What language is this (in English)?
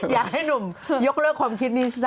Thai